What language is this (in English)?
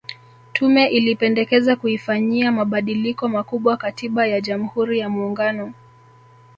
Swahili